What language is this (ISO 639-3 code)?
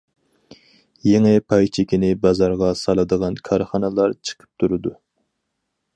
uig